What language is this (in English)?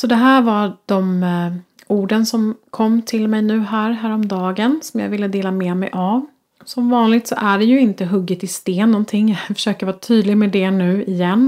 Swedish